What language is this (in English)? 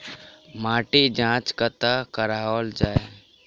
Maithili